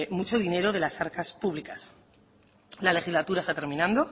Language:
Spanish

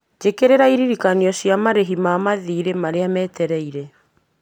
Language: Kikuyu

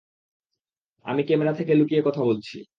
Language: Bangla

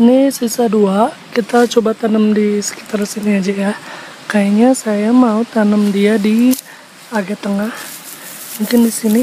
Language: Indonesian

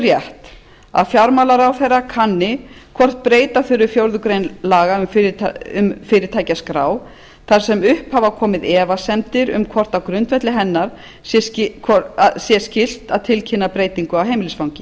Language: Icelandic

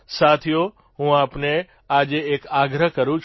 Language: Gujarati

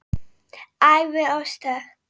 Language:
Icelandic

